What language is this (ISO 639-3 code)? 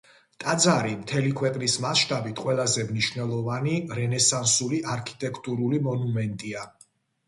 kat